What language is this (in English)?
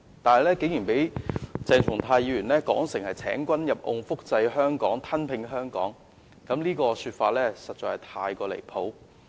Cantonese